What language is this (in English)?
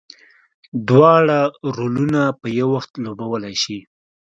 Pashto